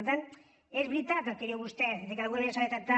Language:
Catalan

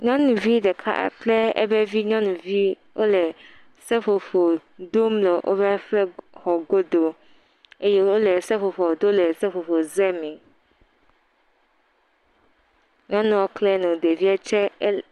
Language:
Ewe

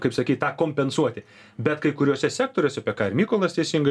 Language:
Lithuanian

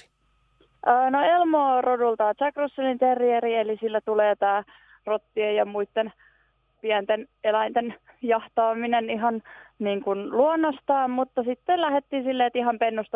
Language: Finnish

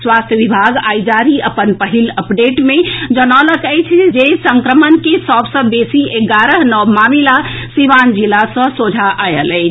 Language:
Maithili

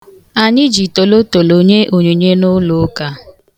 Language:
Igbo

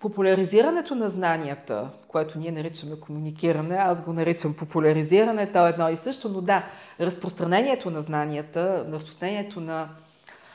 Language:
Bulgarian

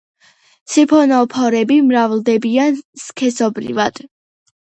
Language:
Georgian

